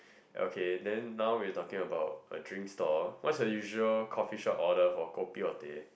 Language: English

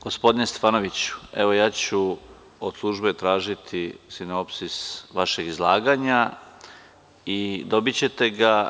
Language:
Serbian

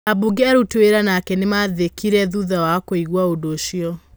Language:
Kikuyu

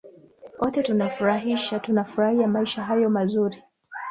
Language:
Swahili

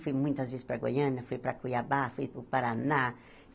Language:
Portuguese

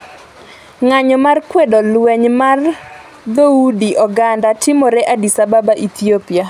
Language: Luo (Kenya and Tanzania)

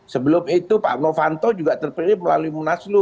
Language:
Indonesian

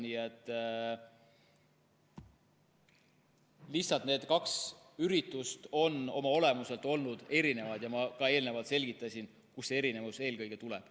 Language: Estonian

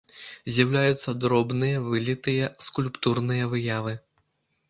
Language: Belarusian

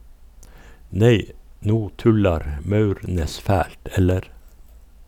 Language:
Norwegian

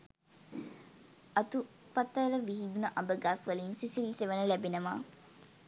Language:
Sinhala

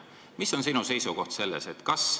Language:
Estonian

